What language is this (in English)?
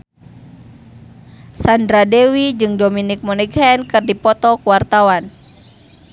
Sundanese